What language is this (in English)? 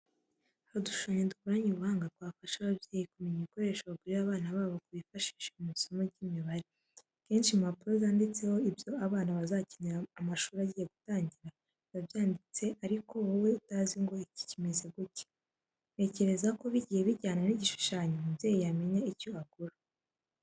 Kinyarwanda